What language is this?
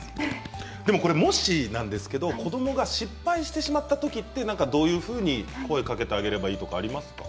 Japanese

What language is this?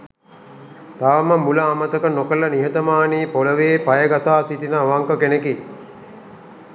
Sinhala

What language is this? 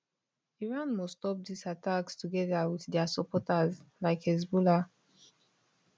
Nigerian Pidgin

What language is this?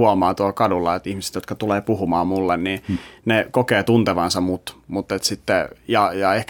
Finnish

